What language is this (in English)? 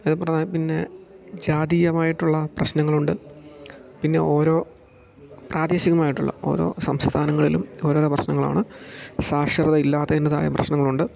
Malayalam